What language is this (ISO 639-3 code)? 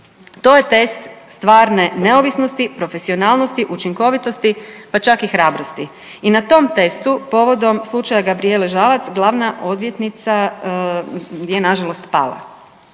hrv